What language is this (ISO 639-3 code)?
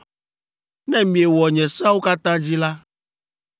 ewe